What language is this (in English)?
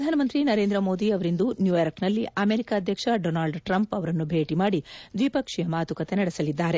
Kannada